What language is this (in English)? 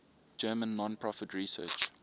English